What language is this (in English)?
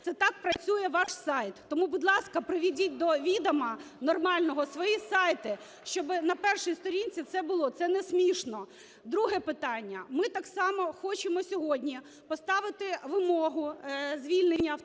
Ukrainian